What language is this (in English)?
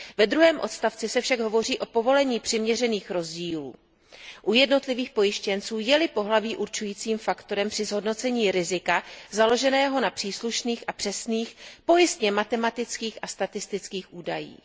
Czech